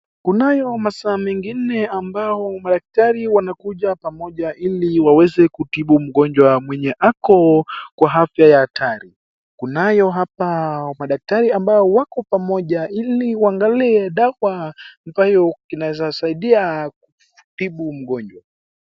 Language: Swahili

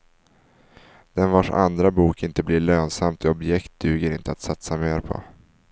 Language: Swedish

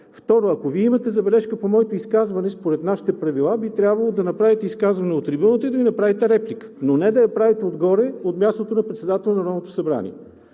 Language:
Bulgarian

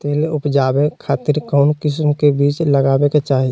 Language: Magahi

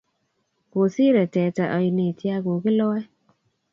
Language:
Kalenjin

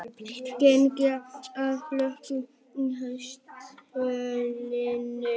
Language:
Icelandic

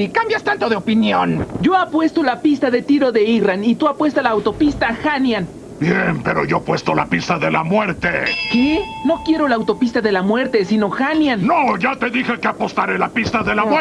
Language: Spanish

